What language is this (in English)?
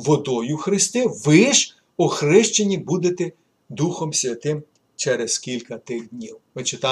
Ukrainian